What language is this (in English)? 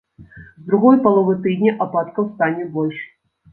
Belarusian